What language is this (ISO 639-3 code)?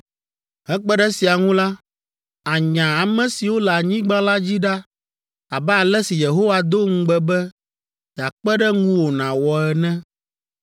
ewe